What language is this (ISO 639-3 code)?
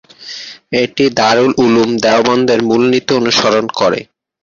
ben